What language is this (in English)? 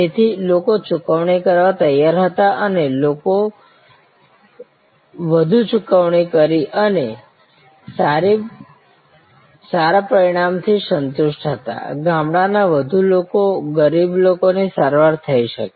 Gujarati